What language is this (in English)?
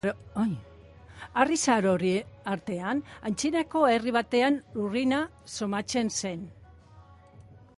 Basque